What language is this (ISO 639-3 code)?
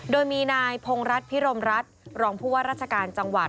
tha